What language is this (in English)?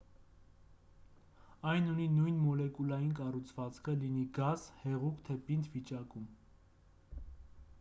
Armenian